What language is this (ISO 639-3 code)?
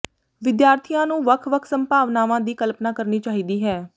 pan